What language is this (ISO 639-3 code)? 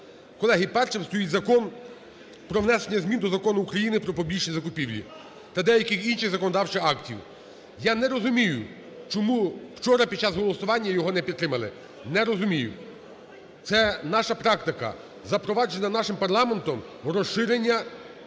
ukr